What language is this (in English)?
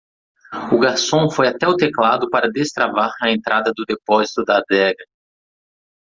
Portuguese